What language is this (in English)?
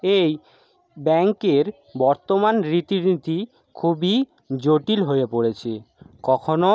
Bangla